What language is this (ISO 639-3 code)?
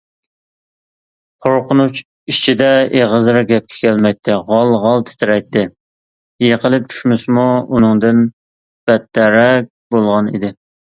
uig